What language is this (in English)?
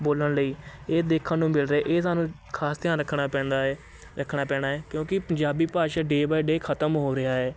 Punjabi